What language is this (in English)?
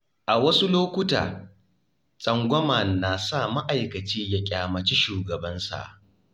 Hausa